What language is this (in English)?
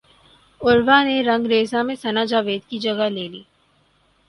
Urdu